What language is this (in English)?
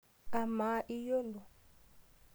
Masai